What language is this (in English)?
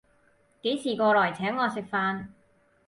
Cantonese